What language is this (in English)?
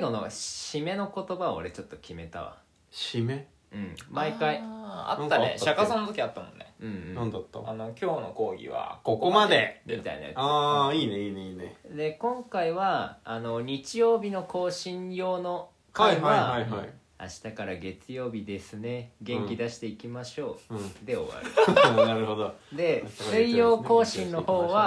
Japanese